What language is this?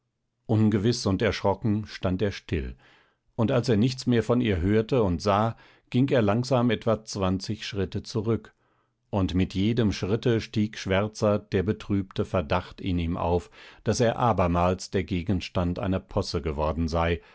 German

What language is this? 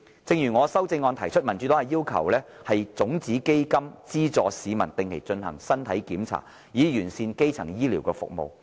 Cantonese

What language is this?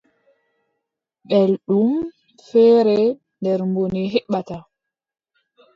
Adamawa Fulfulde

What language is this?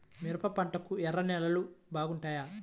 Telugu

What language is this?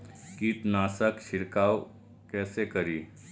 Maithili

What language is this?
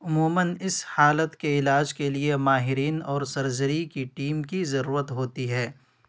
Urdu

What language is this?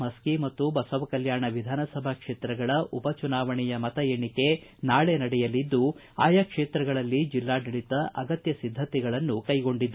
Kannada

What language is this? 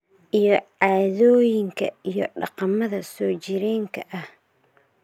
Somali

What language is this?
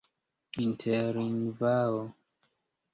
Esperanto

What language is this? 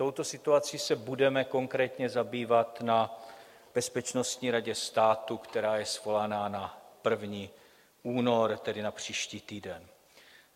Czech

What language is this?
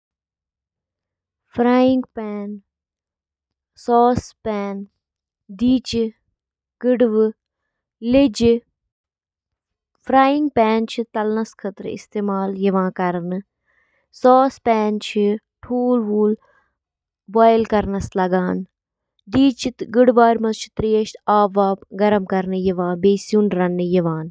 Kashmiri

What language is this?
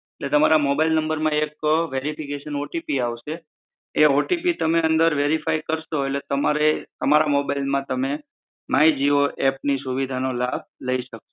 Gujarati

